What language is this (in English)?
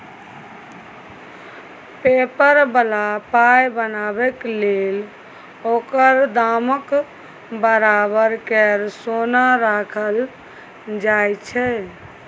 Maithili